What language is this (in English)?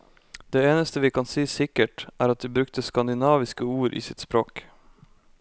Norwegian